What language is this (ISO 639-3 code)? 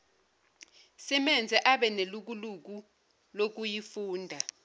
zul